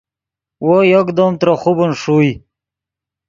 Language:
Yidgha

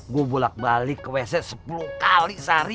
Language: Indonesian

